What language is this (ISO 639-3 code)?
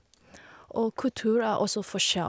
nor